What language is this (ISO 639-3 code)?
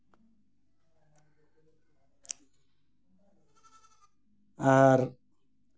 sat